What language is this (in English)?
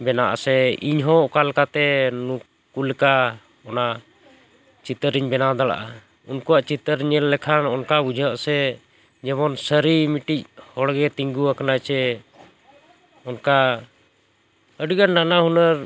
Santali